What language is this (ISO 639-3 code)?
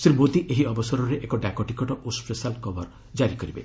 ori